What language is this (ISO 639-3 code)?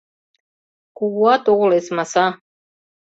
chm